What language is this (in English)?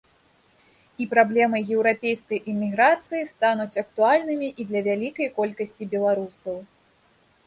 Belarusian